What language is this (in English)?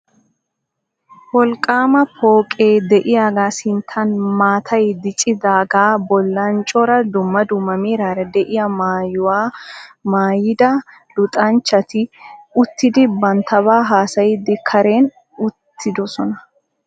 Wolaytta